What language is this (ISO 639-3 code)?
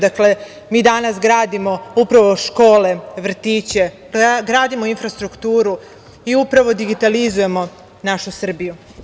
srp